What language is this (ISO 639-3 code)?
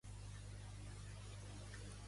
cat